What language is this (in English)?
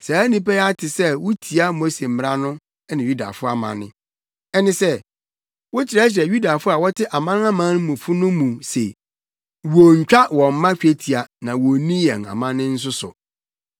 Akan